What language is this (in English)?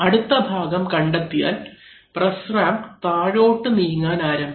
Malayalam